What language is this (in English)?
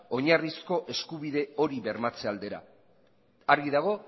Basque